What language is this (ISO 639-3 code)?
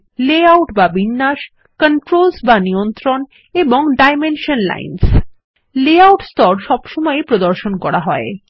ben